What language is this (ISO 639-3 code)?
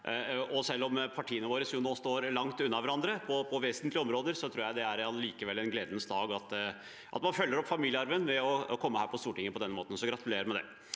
nor